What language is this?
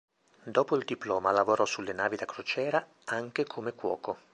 Italian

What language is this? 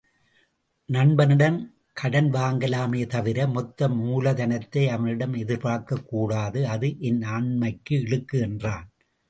Tamil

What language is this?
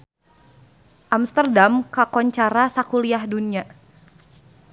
Sundanese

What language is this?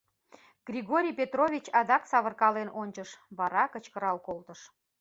Mari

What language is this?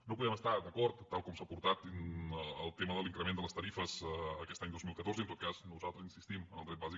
Catalan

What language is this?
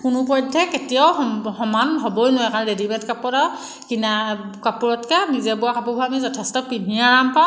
Assamese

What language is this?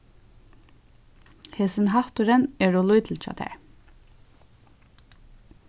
Faroese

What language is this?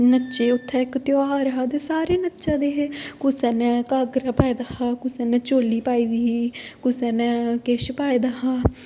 Dogri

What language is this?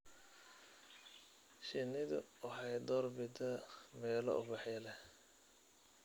Somali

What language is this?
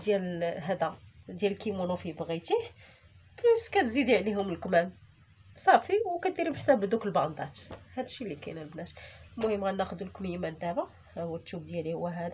Arabic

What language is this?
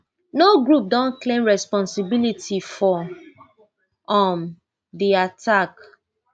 Nigerian Pidgin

